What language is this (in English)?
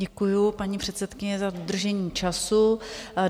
Czech